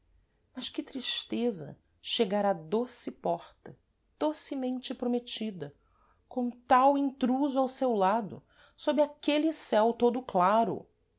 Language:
Portuguese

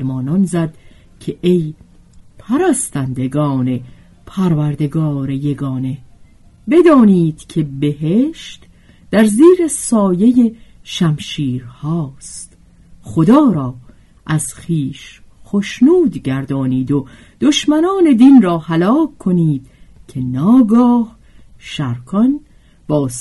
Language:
Persian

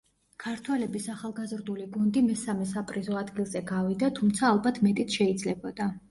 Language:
Georgian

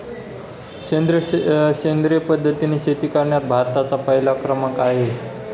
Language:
Marathi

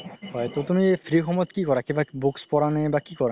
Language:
Assamese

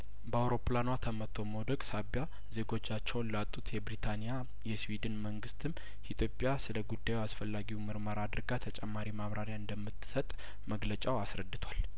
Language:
Amharic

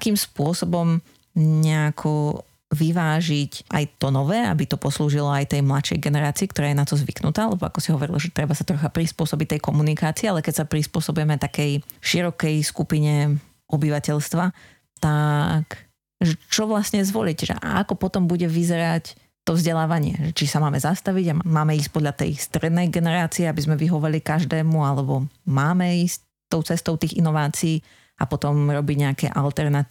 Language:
Slovak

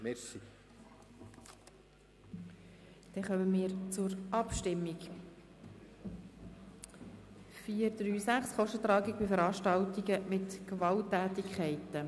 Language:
Swiss German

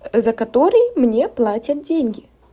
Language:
Russian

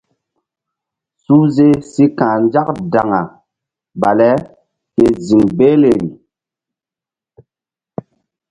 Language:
Mbum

